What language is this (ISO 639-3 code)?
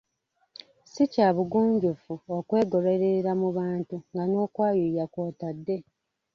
lug